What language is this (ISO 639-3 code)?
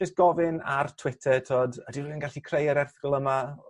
cym